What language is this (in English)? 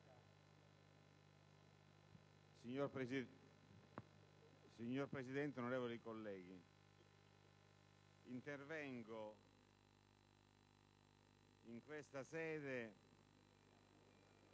Italian